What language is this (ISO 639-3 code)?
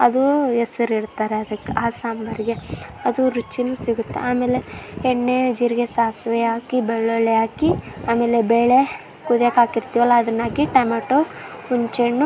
kan